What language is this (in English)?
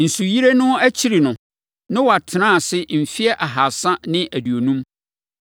Akan